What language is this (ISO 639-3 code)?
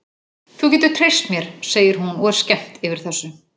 isl